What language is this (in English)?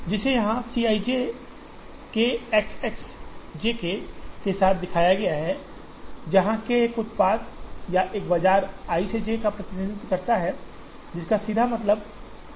Hindi